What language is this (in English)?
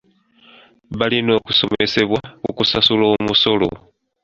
Ganda